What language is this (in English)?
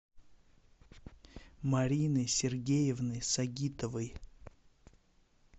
Russian